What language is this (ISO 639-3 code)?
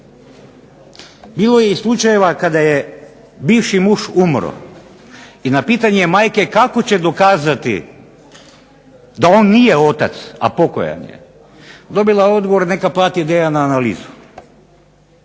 hrv